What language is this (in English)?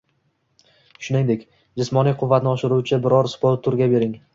Uzbek